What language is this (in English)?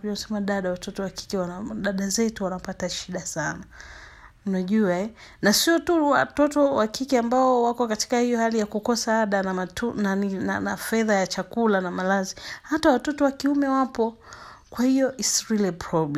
Swahili